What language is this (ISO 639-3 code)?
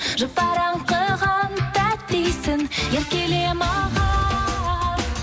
kaz